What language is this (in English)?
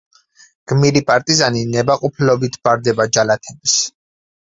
Georgian